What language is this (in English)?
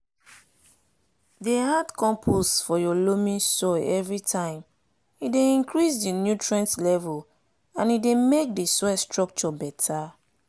Nigerian Pidgin